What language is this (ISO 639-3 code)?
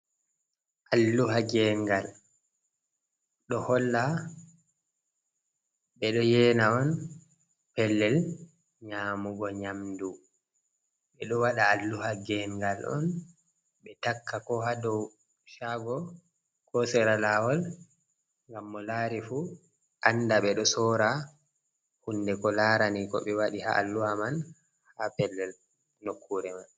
ful